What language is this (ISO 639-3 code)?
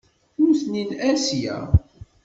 kab